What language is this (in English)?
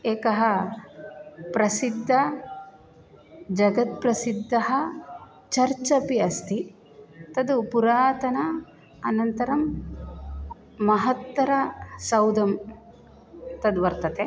Sanskrit